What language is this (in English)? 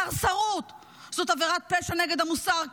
Hebrew